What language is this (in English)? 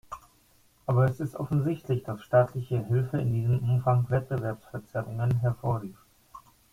German